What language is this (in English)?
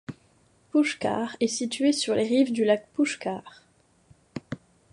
French